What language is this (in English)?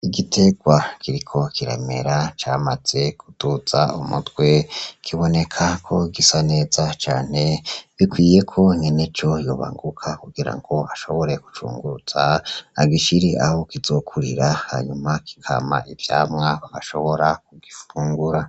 Rundi